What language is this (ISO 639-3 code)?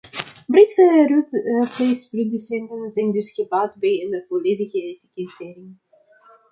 nld